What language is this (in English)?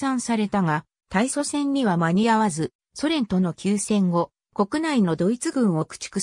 Japanese